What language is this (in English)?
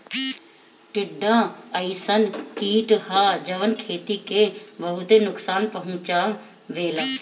Bhojpuri